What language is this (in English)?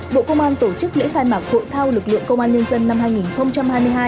Vietnamese